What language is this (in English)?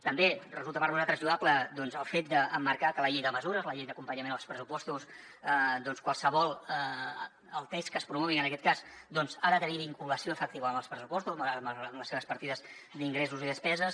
Catalan